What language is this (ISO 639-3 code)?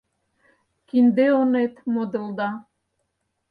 chm